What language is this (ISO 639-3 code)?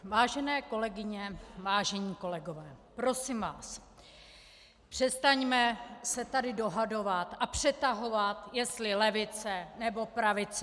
ces